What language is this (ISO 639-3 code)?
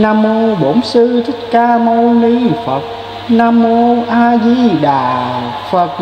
vie